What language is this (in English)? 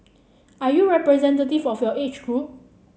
English